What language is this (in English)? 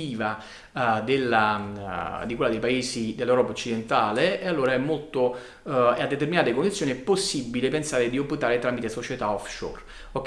Italian